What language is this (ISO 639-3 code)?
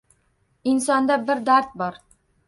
uzb